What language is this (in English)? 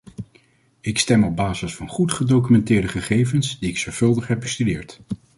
Dutch